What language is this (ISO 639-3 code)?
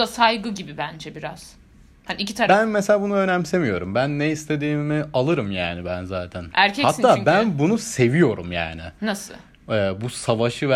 tur